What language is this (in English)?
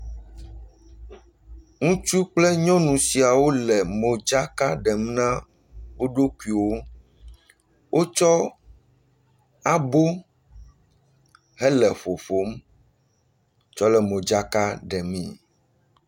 Ewe